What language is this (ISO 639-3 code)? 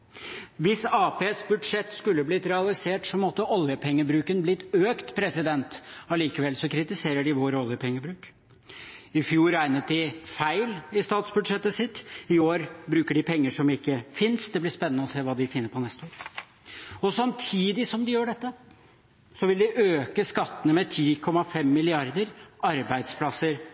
nob